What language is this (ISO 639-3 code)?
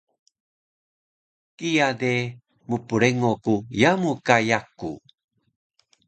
trv